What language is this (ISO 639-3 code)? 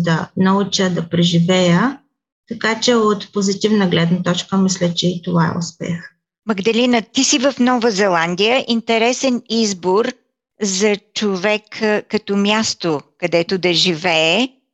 bul